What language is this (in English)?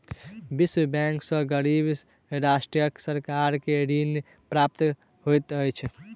Maithili